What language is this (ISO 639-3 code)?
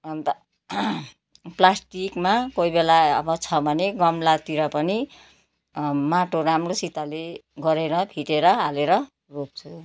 nep